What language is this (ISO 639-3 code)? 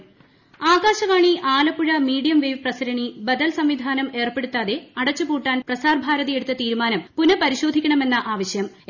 mal